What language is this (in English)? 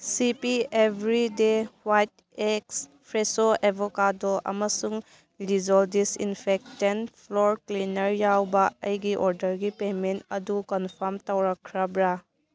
Manipuri